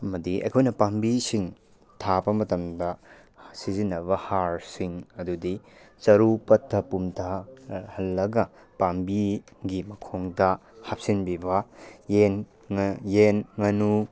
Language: Manipuri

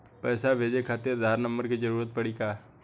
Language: Bhojpuri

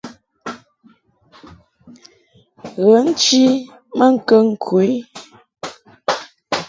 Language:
Mungaka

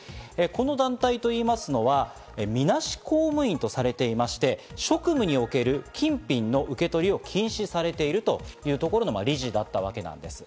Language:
Japanese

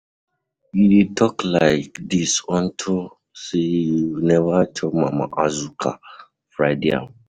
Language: Nigerian Pidgin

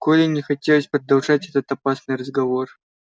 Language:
Russian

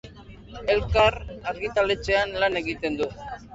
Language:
Basque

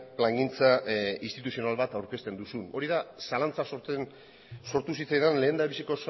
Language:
Basque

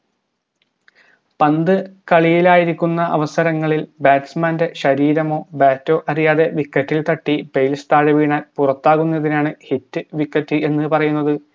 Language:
Malayalam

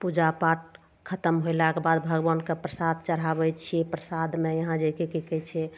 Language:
Maithili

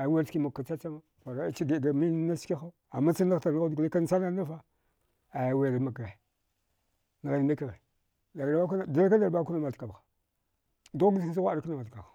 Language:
Dghwede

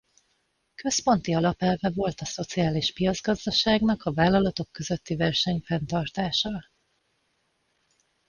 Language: Hungarian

